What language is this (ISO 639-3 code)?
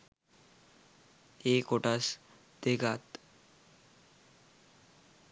sin